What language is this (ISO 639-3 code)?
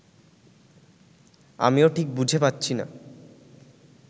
ben